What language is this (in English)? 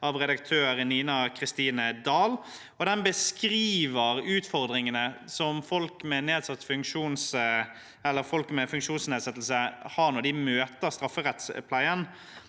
Norwegian